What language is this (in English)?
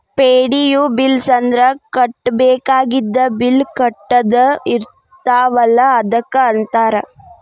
Kannada